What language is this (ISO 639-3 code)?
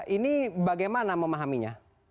ind